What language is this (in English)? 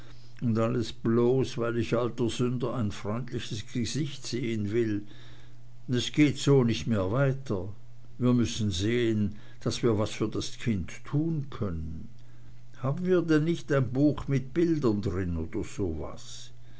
German